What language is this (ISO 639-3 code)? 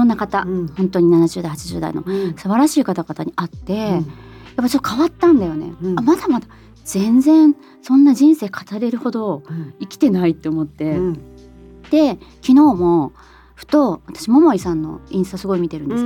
jpn